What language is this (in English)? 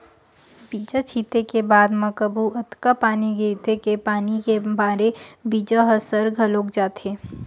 Chhattisgarhi